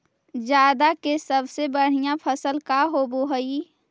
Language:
Magahi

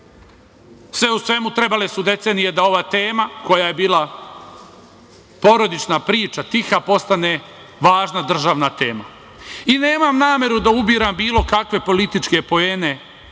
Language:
Serbian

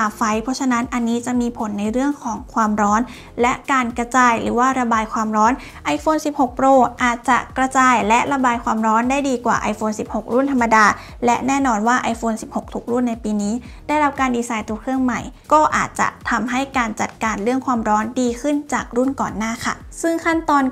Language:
Thai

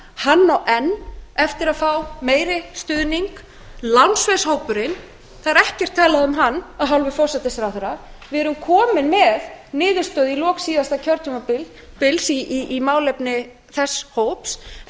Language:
Icelandic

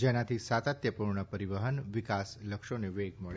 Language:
Gujarati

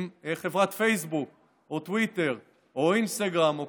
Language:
Hebrew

